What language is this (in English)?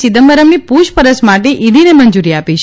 Gujarati